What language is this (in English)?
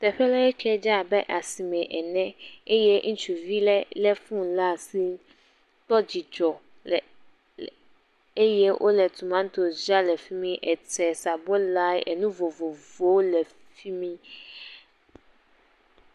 Ewe